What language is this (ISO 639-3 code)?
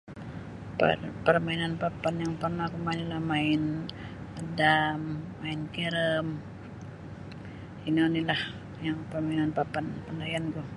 bsy